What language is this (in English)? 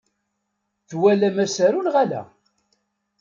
Kabyle